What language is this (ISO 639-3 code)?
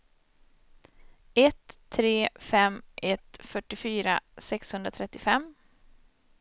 swe